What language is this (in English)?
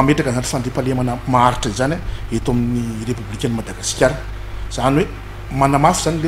Romanian